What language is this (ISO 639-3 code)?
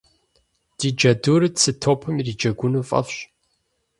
kbd